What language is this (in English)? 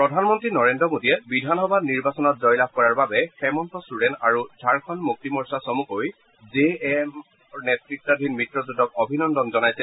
Assamese